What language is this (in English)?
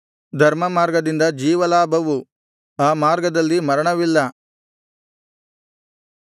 Kannada